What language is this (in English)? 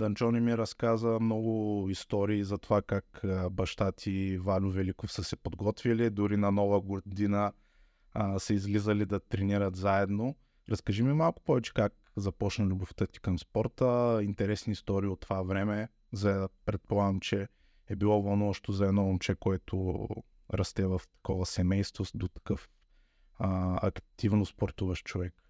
Bulgarian